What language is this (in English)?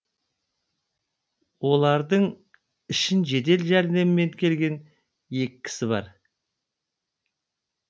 Kazakh